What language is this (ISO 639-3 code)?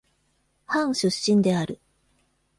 jpn